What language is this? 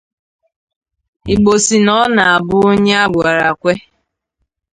Igbo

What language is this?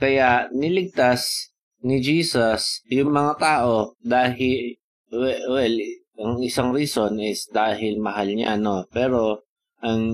Filipino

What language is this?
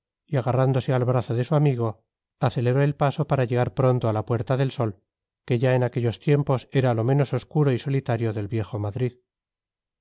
Spanish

